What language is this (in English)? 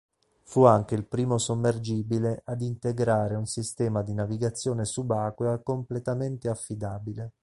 Italian